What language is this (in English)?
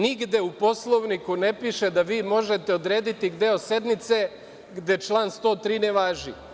Serbian